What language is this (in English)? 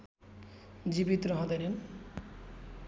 Nepali